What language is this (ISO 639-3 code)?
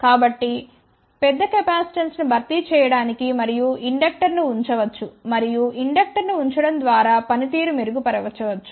tel